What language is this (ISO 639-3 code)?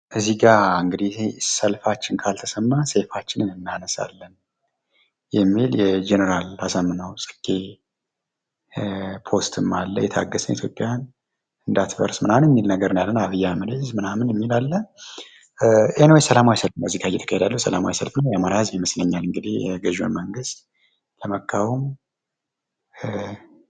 amh